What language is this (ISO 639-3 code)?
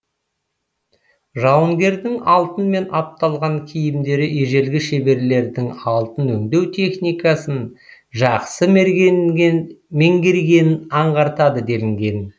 kaz